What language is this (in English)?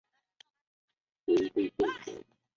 Chinese